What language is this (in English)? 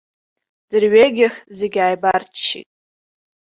Abkhazian